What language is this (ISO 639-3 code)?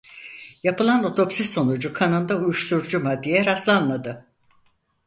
tur